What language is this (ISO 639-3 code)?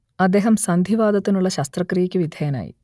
mal